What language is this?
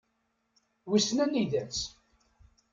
Kabyle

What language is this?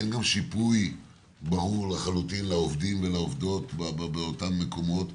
Hebrew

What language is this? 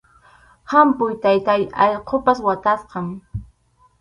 Arequipa-La Unión Quechua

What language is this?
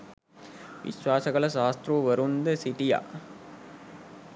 Sinhala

